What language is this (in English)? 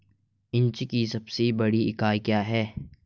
Hindi